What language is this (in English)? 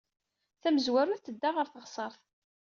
Kabyle